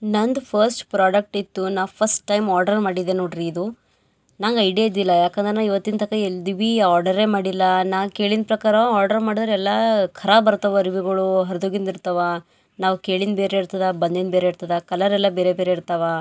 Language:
Kannada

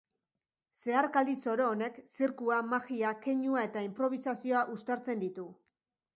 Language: Basque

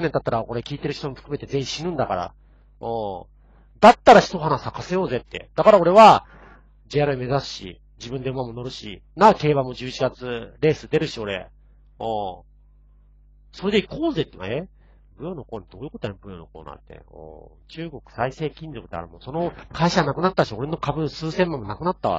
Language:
Japanese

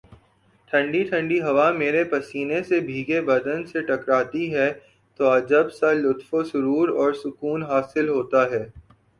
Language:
Urdu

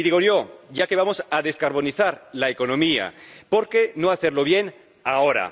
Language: Spanish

